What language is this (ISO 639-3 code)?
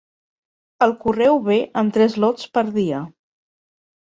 cat